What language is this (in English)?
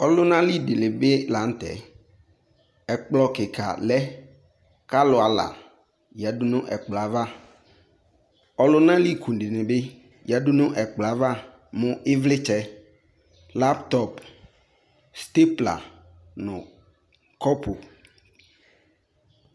Ikposo